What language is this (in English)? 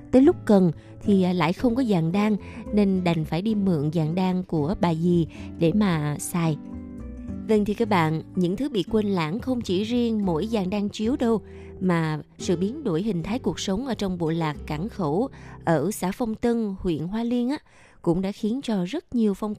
Vietnamese